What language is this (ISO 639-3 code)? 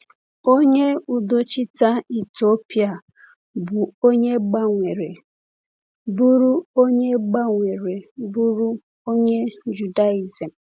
ibo